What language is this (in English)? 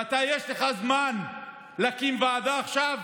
Hebrew